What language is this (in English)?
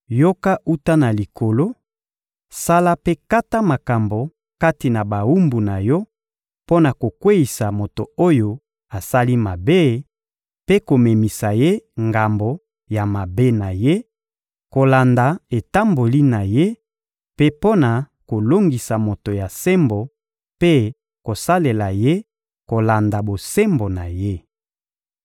Lingala